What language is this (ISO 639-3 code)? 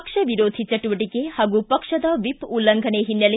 kan